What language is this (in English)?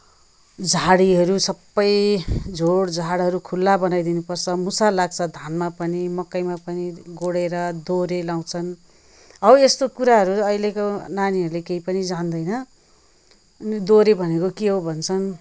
Nepali